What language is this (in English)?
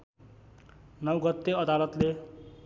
Nepali